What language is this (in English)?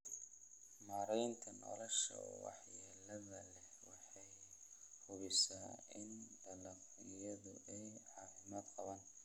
Somali